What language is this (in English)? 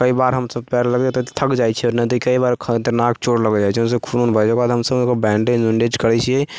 Maithili